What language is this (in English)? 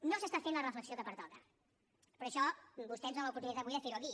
Catalan